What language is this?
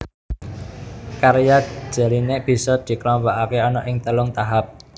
Javanese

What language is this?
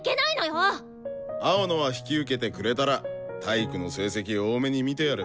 Japanese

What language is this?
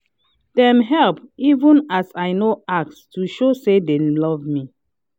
Nigerian Pidgin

